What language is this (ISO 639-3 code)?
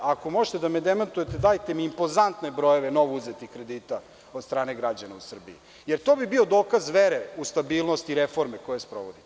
srp